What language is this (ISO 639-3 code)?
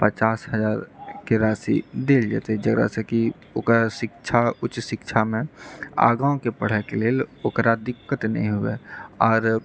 mai